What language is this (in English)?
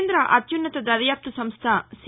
Telugu